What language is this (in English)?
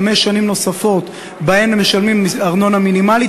Hebrew